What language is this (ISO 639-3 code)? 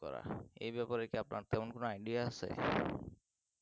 ben